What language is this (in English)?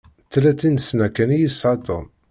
Kabyle